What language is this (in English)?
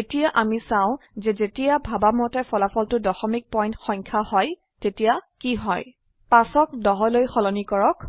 Assamese